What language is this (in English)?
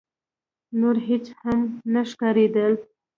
Pashto